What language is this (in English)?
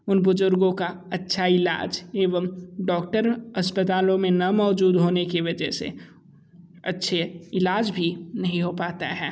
Hindi